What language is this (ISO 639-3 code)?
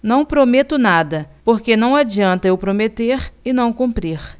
por